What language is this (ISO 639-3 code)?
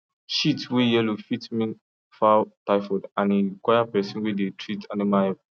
pcm